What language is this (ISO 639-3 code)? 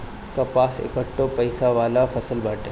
bho